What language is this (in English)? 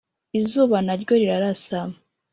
Kinyarwanda